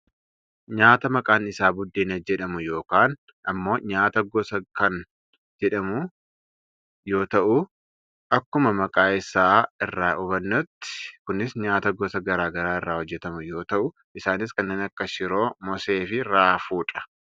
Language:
Oromo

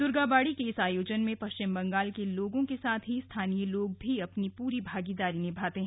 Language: Hindi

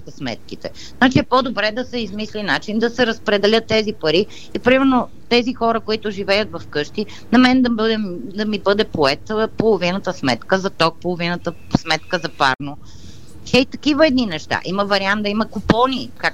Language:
Bulgarian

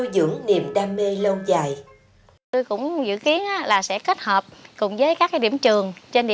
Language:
Vietnamese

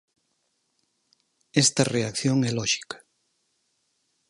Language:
Galician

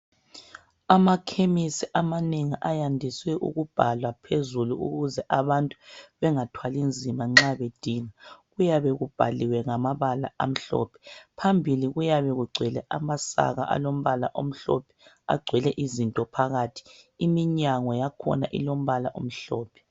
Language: North Ndebele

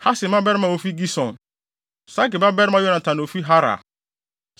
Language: Akan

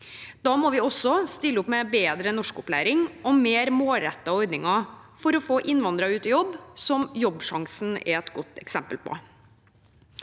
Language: Norwegian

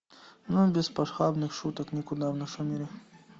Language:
Russian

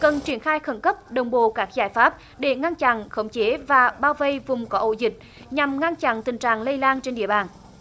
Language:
Vietnamese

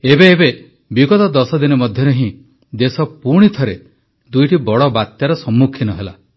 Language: Odia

